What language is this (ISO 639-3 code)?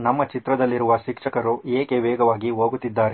kan